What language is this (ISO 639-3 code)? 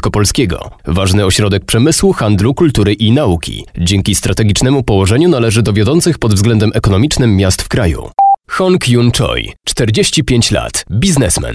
pol